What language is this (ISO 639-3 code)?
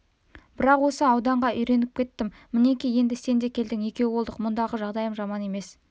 kaz